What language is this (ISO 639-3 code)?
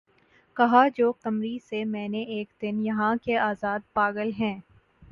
urd